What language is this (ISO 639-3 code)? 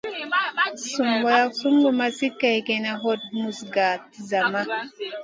mcn